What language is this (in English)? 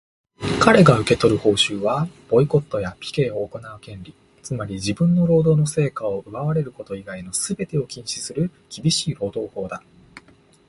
Japanese